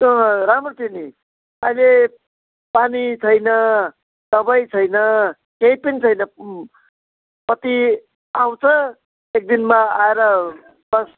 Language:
Nepali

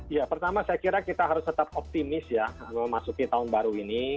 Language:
Indonesian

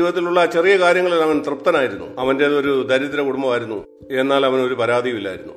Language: Malayalam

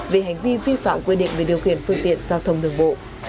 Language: Vietnamese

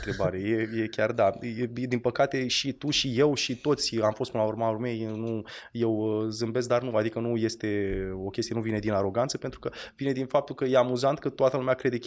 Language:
Romanian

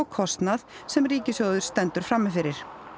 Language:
Icelandic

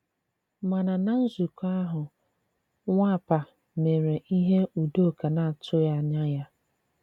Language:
Igbo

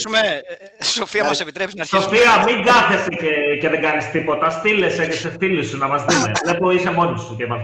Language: Greek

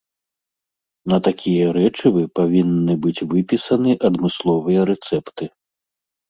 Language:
Belarusian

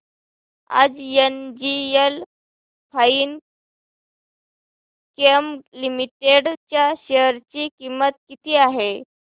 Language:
Marathi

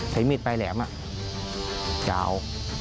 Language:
Thai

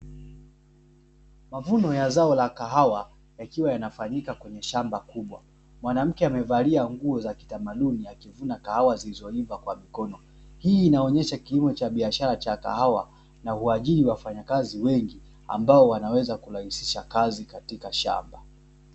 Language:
Swahili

